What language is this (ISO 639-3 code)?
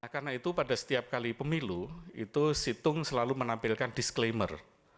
ind